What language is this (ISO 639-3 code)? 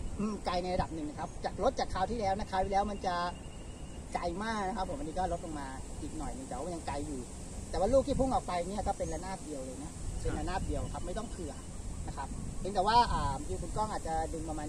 tha